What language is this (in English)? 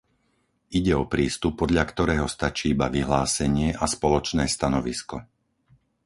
Slovak